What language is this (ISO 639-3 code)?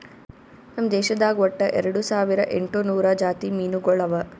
kan